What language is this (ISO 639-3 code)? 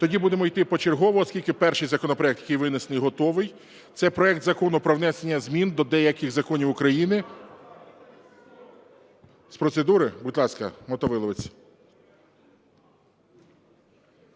ukr